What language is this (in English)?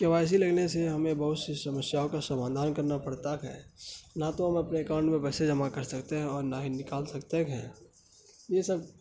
Urdu